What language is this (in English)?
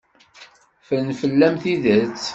Kabyle